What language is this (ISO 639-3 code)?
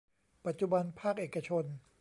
tha